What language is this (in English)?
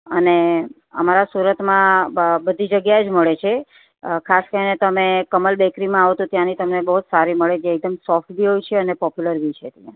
Gujarati